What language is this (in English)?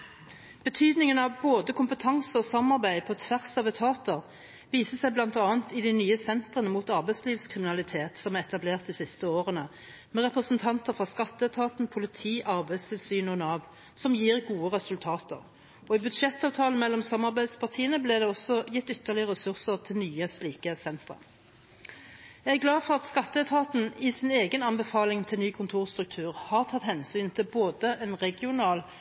Norwegian Bokmål